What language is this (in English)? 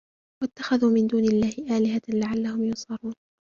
Arabic